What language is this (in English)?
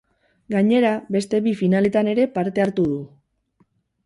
Basque